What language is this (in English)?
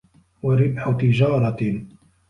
Arabic